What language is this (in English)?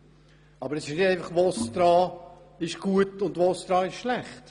Swiss German